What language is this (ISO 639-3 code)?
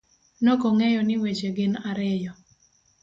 luo